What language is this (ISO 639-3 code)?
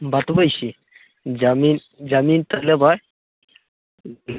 mai